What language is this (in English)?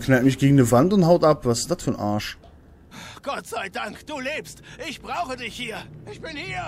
German